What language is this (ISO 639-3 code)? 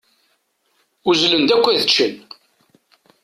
kab